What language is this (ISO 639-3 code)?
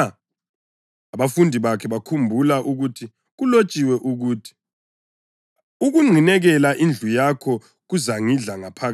nde